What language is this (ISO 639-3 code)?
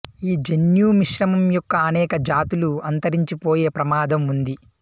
tel